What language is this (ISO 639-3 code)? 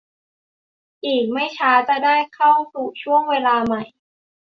tha